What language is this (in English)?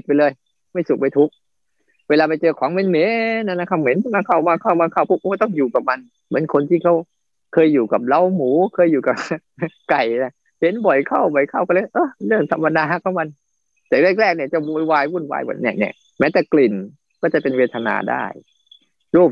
Thai